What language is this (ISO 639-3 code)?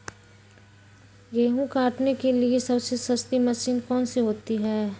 mag